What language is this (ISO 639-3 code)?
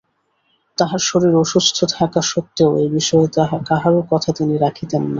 ben